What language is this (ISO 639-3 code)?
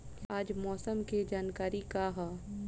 bho